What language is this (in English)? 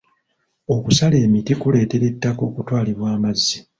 Ganda